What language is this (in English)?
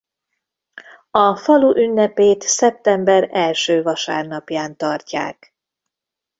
Hungarian